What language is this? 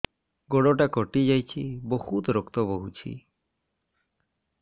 Odia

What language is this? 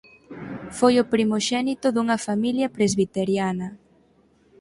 Galician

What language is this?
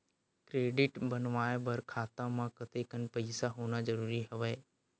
Chhattisgarhi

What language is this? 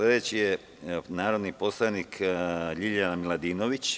Serbian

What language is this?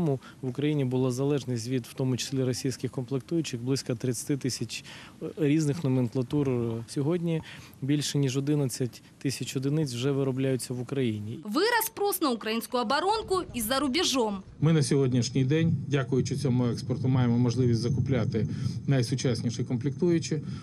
Russian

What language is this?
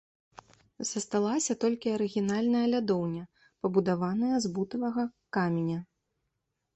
Belarusian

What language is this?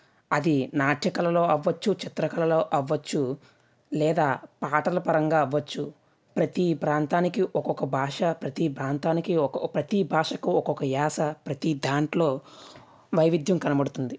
Telugu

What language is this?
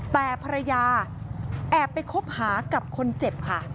Thai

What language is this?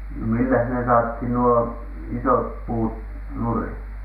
Finnish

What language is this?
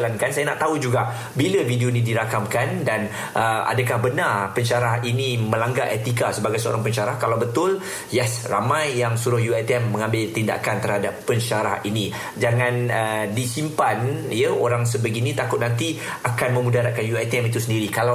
Malay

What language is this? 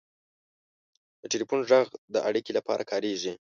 Pashto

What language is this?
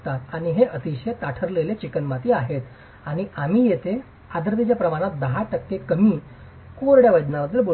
Marathi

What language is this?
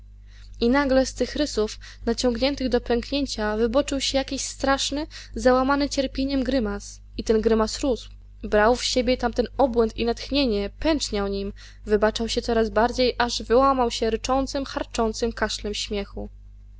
Polish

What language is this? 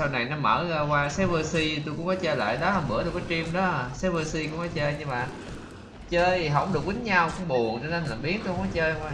Vietnamese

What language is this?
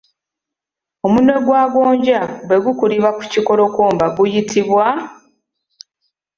Ganda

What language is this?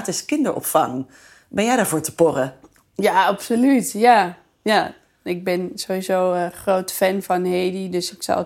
Dutch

